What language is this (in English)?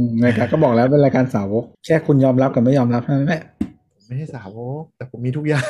Thai